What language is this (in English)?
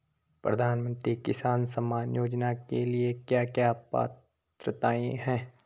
Hindi